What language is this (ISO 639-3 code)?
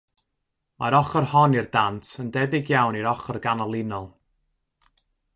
cym